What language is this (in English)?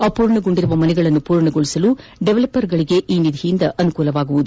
Kannada